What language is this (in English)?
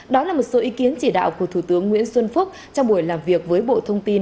Vietnamese